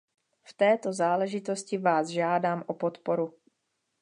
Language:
Czech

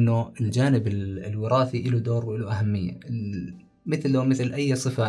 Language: Arabic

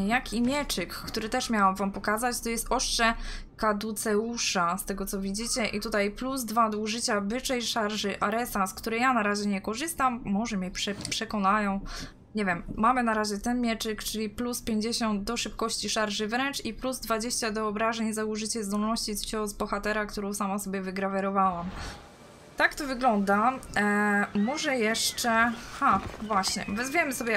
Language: Polish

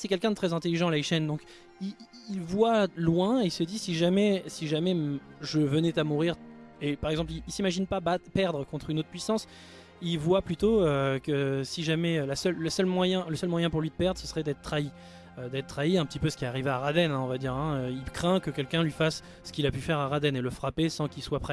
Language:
French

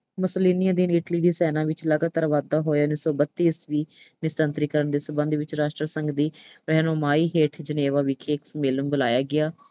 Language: Punjabi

